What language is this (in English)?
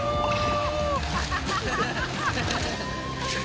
Japanese